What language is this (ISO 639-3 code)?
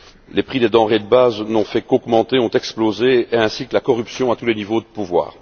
fra